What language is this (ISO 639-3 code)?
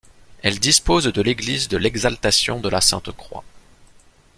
fra